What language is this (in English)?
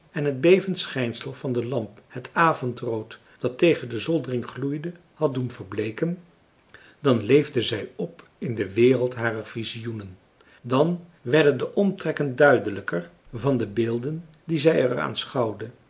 Dutch